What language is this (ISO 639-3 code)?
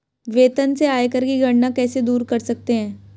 hin